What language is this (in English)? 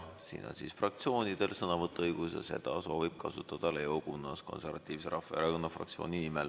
Estonian